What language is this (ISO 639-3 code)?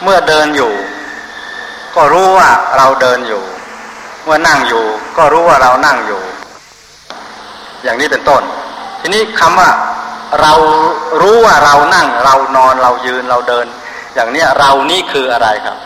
tha